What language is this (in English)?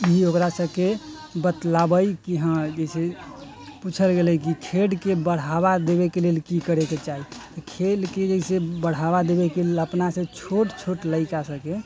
Maithili